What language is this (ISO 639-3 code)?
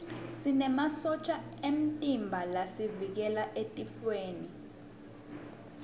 ssw